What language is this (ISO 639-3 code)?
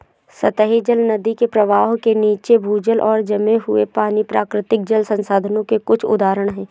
hin